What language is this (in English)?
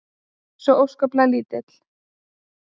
Icelandic